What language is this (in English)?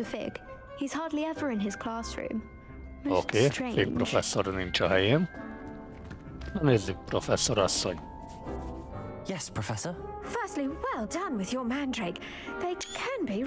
Hungarian